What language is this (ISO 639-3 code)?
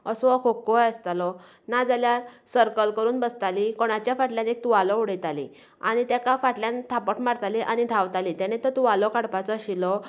kok